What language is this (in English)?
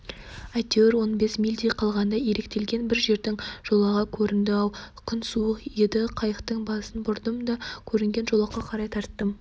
Kazakh